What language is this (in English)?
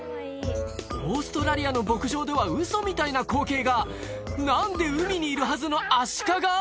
Japanese